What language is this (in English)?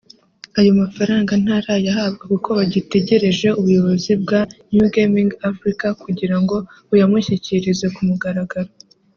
Kinyarwanda